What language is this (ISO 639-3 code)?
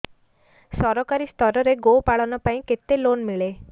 ori